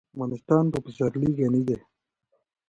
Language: Pashto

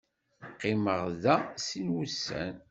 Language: Kabyle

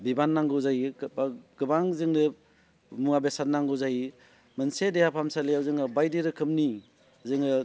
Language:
Bodo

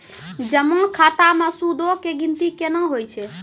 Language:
Maithili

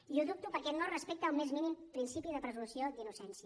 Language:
Catalan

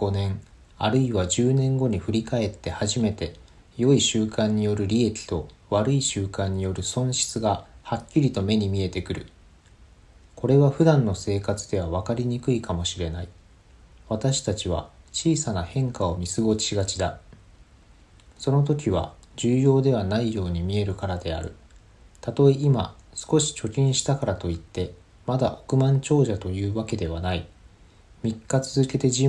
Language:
Japanese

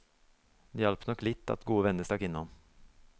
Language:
Norwegian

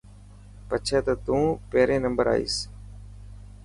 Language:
Dhatki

